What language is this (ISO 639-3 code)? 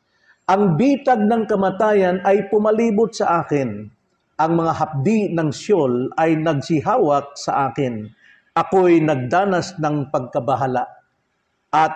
fil